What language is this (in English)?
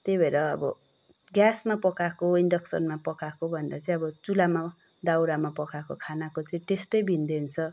Nepali